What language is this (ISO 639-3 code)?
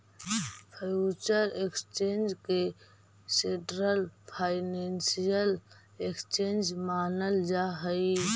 mag